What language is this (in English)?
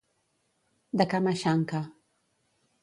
Catalan